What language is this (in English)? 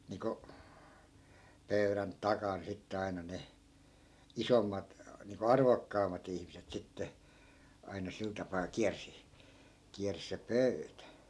Finnish